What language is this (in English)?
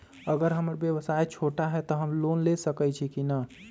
Magahi